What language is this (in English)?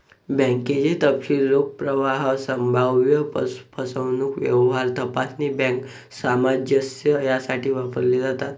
Marathi